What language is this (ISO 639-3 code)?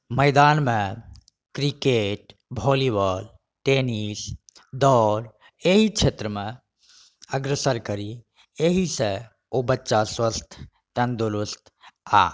mai